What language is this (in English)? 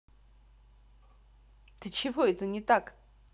Russian